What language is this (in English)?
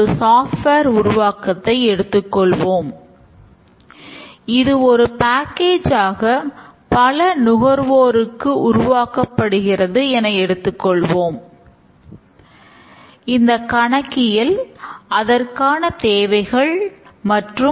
Tamil